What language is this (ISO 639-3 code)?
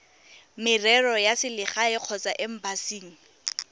tsn